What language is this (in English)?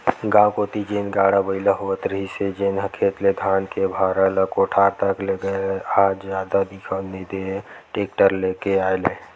Chhattisgarhi